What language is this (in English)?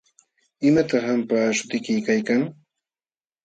Jauja Wanca Quechua